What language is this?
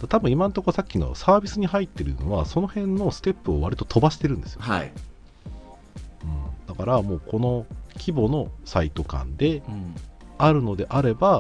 Japanese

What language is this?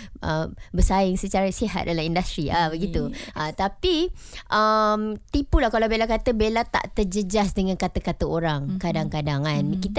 Malay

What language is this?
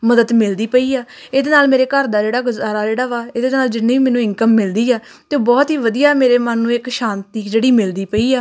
Punjabi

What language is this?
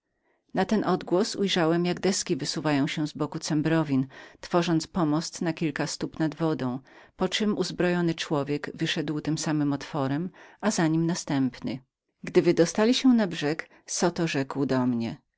Polish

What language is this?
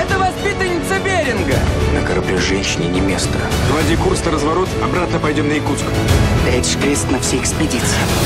Russian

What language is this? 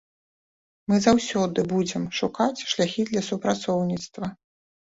Belarusian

